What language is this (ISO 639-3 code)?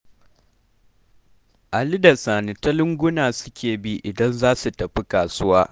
hau